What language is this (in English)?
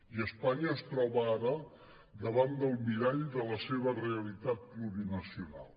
Catalan